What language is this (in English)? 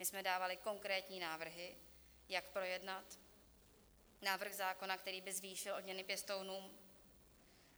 Czech